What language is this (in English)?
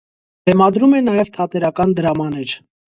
Armenian